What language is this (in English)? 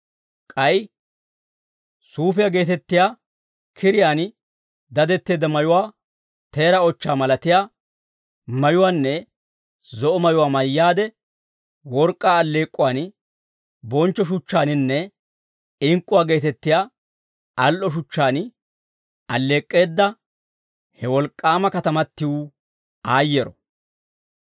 Dawro